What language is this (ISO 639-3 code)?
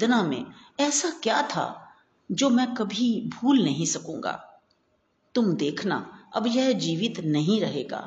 hin